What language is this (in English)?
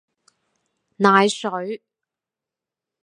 Cantonese